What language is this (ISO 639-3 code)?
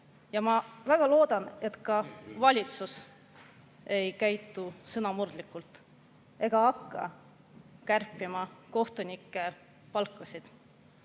est